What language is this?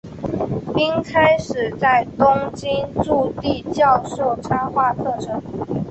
Chinese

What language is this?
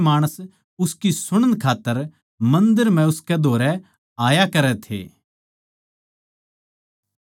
Haryanvi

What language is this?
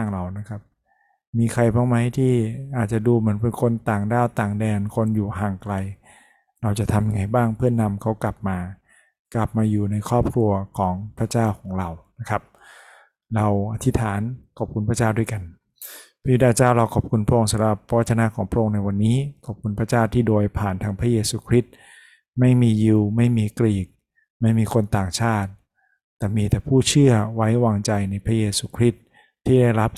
Thai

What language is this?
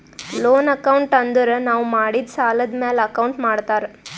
Kannada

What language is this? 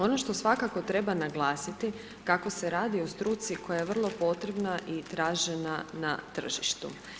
Croatian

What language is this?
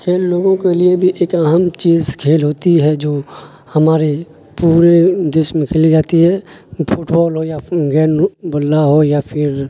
Urdu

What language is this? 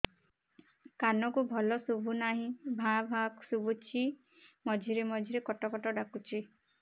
Odia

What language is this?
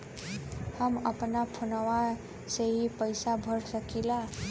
Bhojpuri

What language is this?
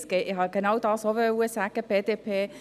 Swiss German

